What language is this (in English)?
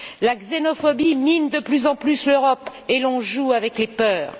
French